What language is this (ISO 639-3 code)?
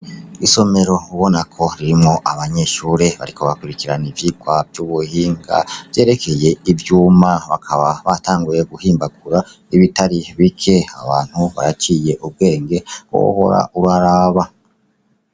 run